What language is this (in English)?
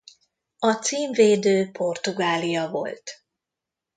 Hungarian